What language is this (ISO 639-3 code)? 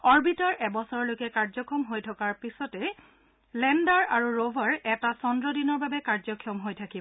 asm